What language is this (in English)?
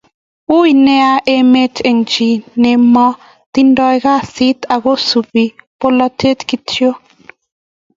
Kalenjin